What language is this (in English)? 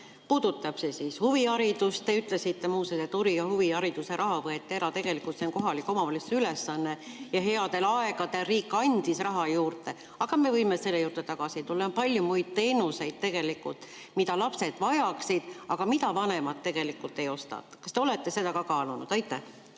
Estonian